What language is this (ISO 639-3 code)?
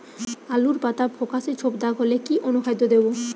ben